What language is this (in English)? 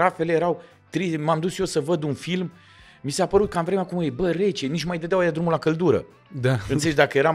Romanian